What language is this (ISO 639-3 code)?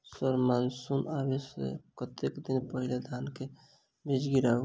mai